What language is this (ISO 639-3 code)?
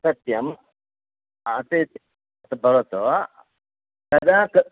san